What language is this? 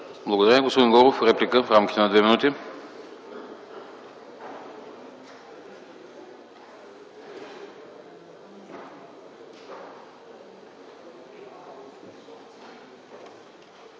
Bulgarian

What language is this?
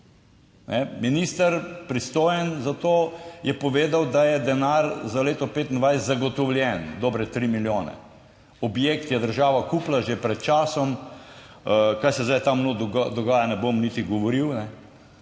Slovenian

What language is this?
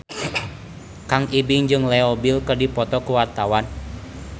Sundanese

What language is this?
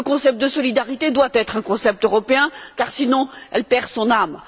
French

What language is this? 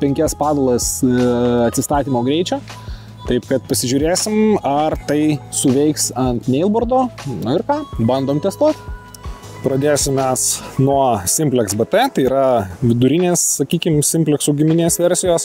Lithuanian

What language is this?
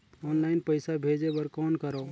Chhattisgarhi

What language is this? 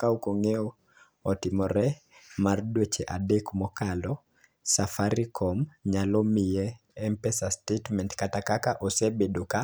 Luo (Kenya and Tanzania)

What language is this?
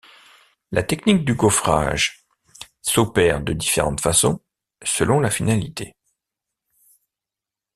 French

